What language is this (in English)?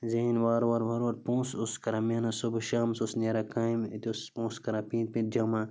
Kashmiri